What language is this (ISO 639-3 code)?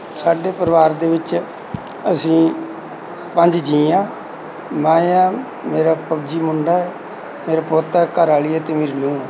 pan